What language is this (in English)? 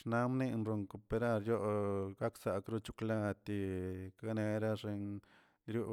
Tilquiapan Zapotec